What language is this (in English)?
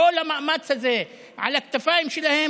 Hebrew